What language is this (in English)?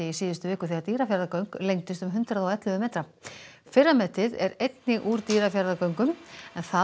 Icelandic